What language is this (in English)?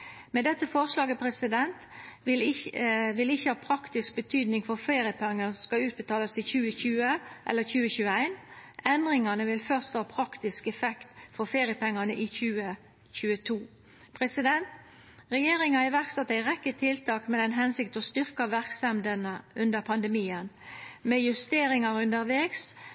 Norwegian Nynorsk